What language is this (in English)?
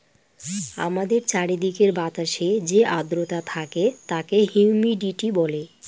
Bangla